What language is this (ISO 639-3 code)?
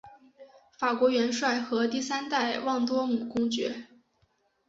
zho